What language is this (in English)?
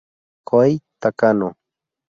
Spanish